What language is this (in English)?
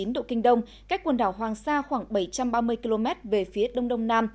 Vietnamese